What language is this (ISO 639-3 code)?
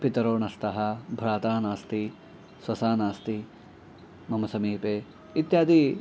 san